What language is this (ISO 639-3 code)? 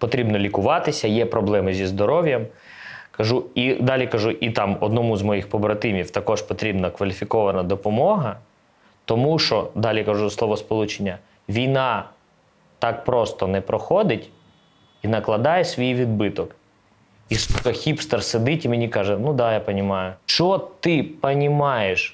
ukr